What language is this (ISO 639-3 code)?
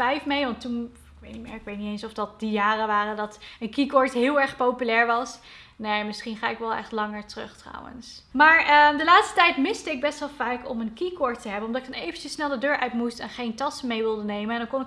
nld